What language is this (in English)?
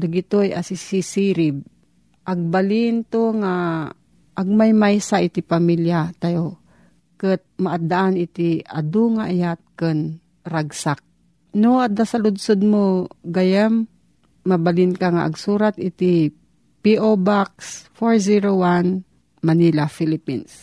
Filipino